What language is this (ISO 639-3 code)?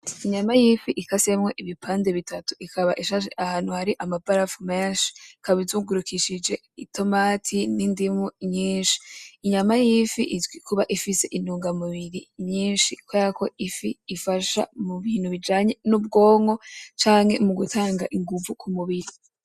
run